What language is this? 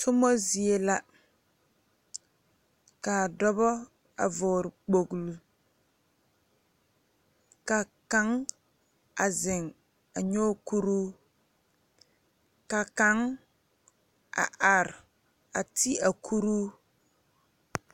Southern Dagaare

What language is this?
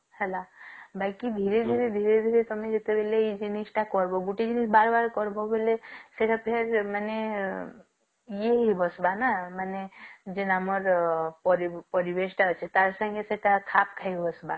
Odia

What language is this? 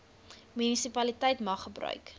Afrikaans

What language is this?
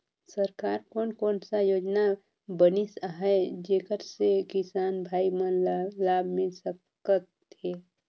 Chhattisgarhi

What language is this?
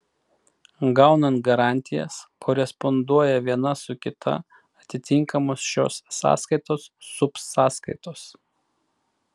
Lithuanian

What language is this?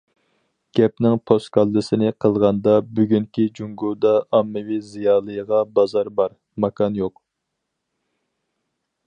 Uyghur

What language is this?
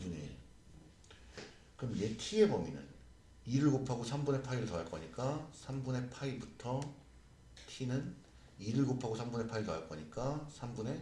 Korean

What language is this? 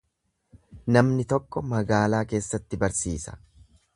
Oromo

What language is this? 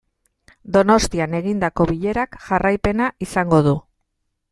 Basque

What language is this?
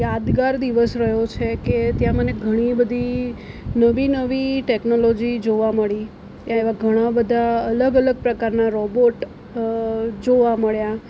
Gujarati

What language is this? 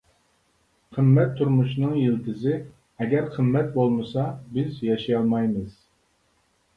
Uyghur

